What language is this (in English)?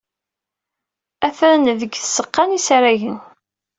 Kabyle